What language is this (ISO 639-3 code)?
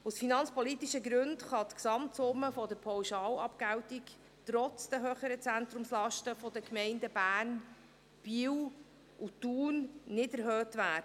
gsw